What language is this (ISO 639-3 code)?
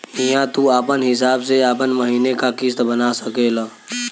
bho